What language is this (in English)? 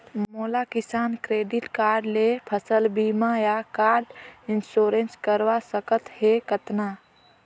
Chhattisgarhi